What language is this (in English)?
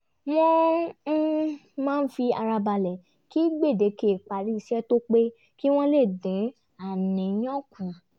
Yoruba